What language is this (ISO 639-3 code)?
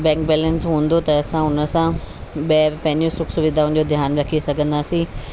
snd